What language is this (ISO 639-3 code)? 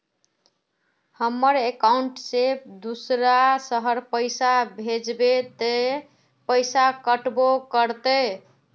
mag